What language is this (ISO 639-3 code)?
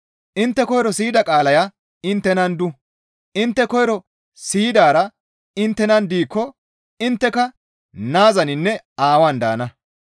gmv